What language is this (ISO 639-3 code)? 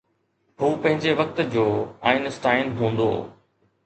snd